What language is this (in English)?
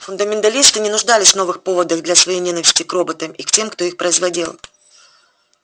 Russian